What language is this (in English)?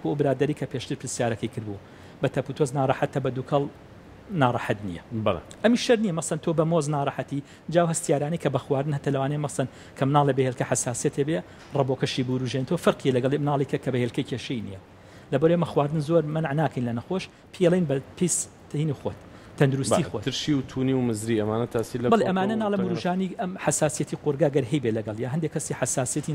Arabic